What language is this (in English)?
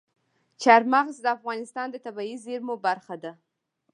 Pashto